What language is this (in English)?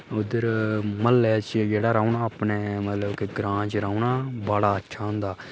Dogri